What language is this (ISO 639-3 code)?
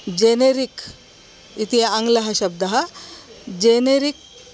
san